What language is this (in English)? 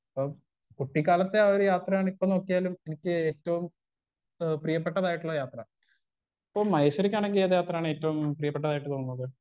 Malayalam